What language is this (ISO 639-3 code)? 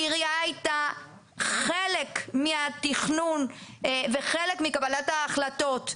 heb